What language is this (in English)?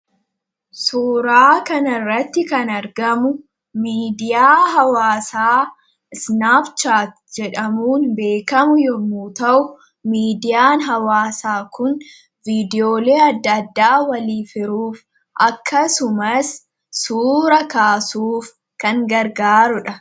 Oromo